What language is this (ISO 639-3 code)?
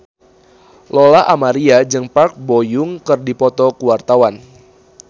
sun